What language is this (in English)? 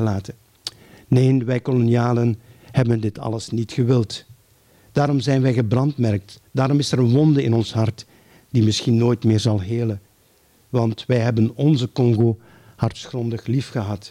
Dutch